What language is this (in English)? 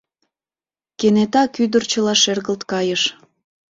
Mari